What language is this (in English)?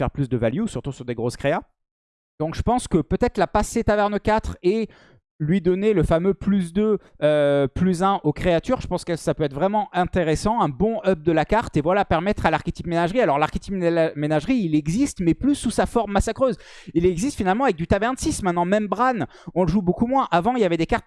French